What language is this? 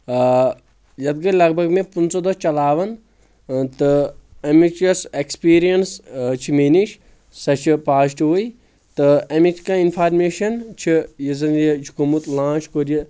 Kashmiri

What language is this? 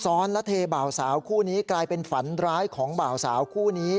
Thai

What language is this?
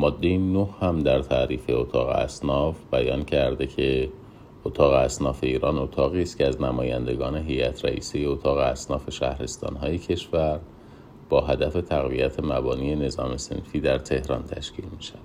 Persian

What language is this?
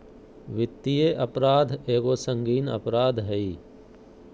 Magahi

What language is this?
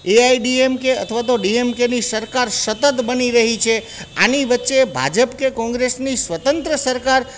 Gujarati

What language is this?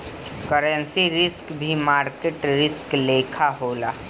Bhojpuri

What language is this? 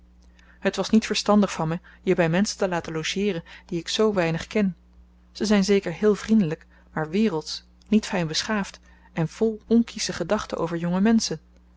Dutch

